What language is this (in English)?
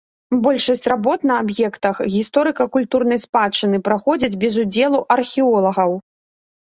Belarusian